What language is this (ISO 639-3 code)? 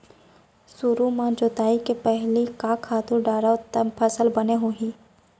hne